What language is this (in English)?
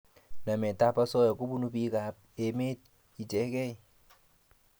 Kalenjin